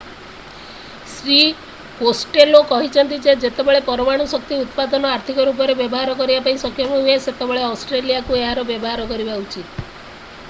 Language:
Odia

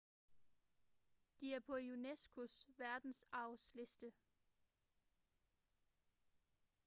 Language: Danish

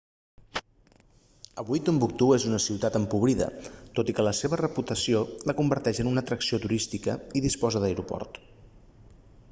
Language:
Catalan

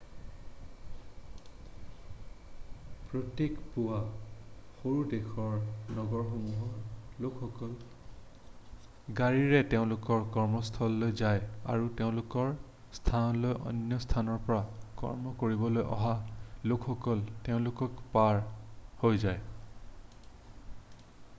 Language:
Assamese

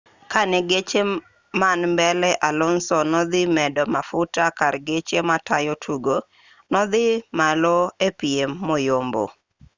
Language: Luo (Kenya and Tanzania)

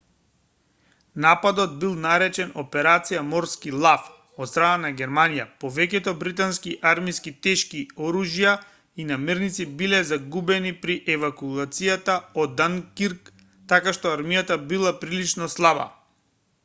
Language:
Macedonian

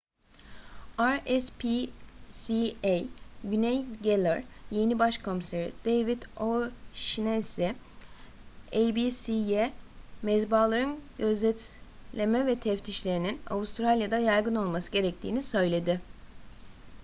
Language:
Turkish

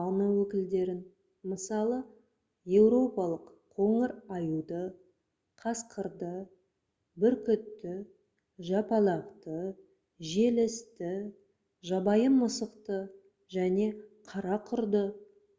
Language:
Kazakh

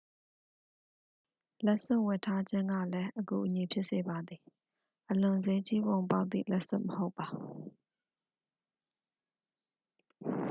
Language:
Burmese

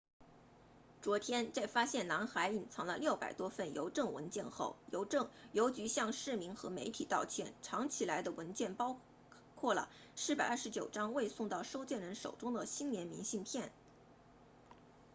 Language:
Chinese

